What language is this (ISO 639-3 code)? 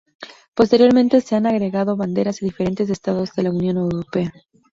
spa